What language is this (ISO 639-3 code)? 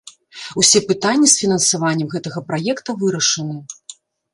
bel